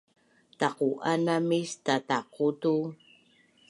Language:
Bunun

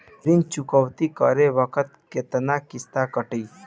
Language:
Bhojpuri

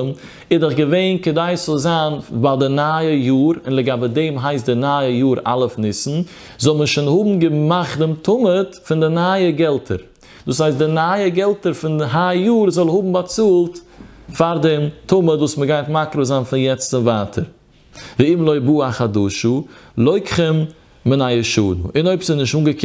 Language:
Dutch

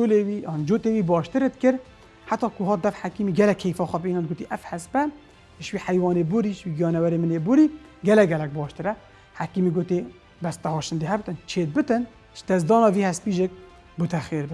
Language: Arabic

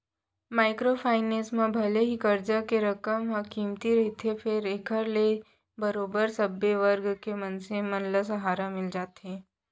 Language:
Chhattisgarhi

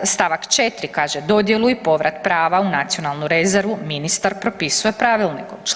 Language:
Croatian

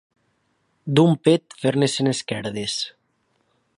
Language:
Catalan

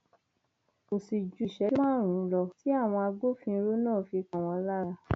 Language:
Yoruba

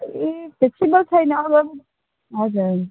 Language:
Nepali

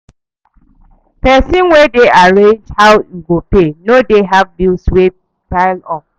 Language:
Nigerian Pidgin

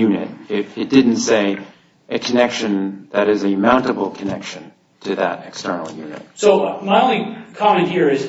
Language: English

